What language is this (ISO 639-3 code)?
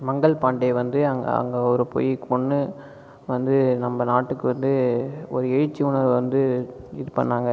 tam